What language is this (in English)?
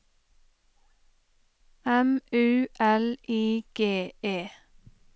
Norwegian